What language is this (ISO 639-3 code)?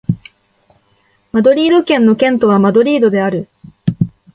jpn